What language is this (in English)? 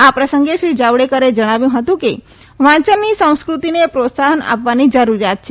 Gujarati